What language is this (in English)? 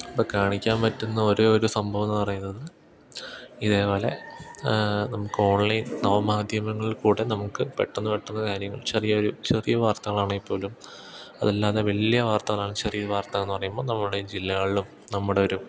Malayalam